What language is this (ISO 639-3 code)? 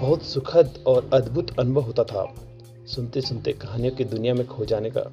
hin